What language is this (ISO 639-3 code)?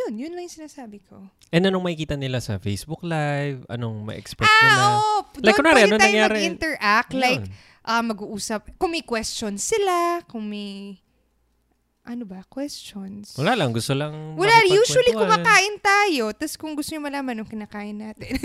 fil